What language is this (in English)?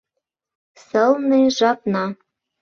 Mari